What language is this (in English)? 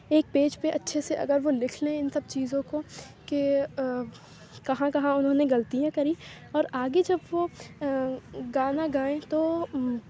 Urdu